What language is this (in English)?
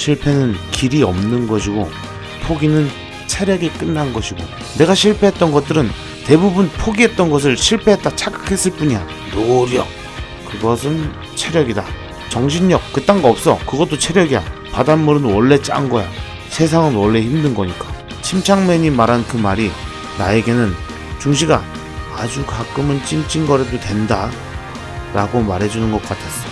Korean